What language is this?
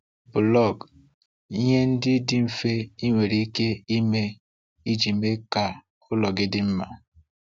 Igbo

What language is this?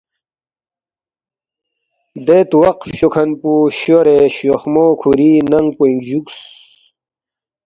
Balti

